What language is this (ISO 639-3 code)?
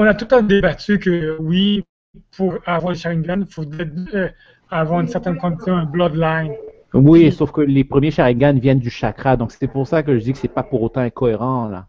fra